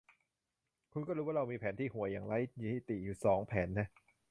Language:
Thai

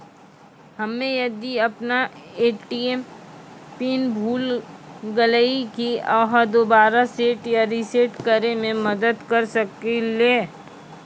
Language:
Maithili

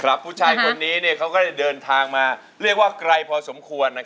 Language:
Thai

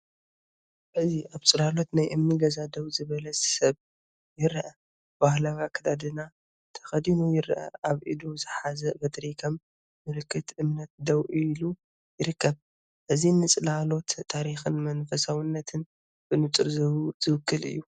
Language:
Tigrinya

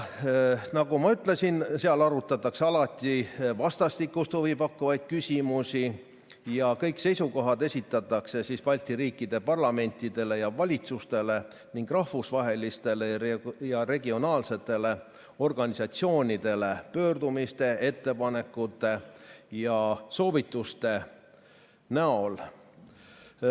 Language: Estonian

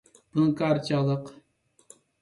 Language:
Uyghur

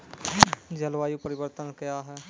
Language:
Maithili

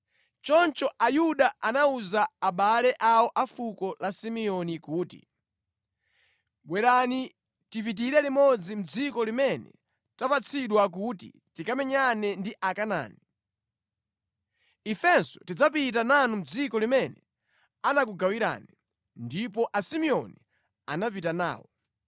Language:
Nyanja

